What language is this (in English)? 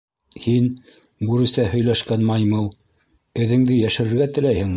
Bashkir